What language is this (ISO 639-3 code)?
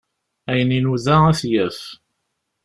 kab